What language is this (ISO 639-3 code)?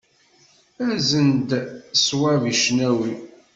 kab